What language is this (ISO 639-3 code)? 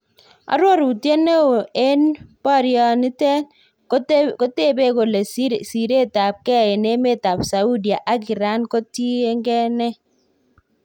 kln